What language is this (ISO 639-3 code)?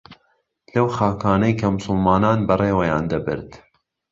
ckb